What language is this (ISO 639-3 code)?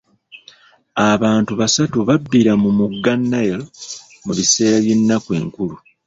lug